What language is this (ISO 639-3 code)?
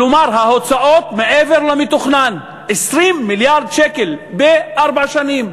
heb